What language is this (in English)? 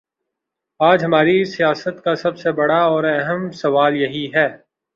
Urdu